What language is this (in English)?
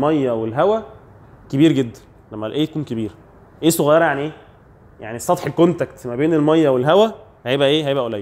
Arabic